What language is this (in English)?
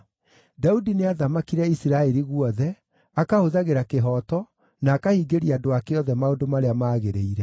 Kikuyu